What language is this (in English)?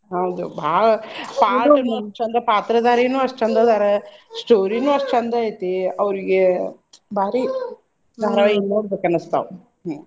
Kannada